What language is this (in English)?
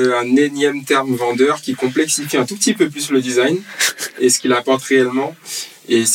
French